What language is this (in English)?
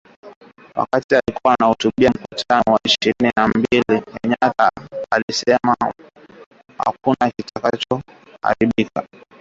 Swahili